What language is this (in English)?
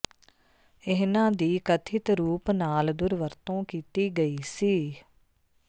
Punjabi